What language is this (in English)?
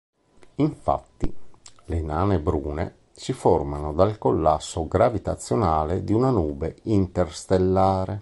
Italian